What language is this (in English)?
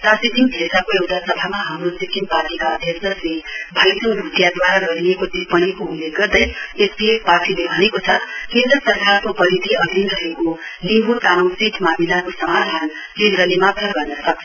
Nepali